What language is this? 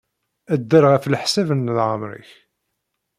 Kabyle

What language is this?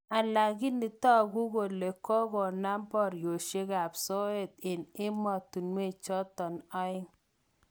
Kalenjin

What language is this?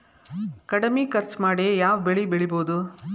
Kannada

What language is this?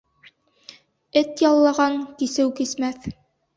Bashkir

